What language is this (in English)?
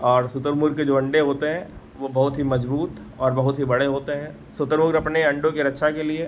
Hindi